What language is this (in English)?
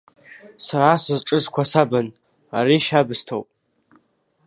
Abkhazian